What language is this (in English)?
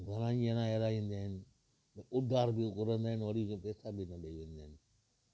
Sindhi